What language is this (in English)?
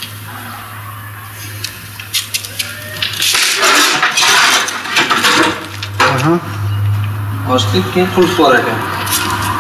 Turkish